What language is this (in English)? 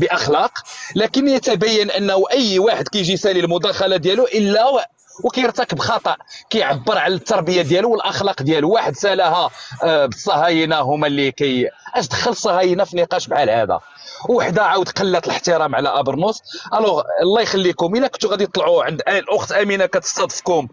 Arabic